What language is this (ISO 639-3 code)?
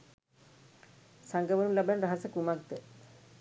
sin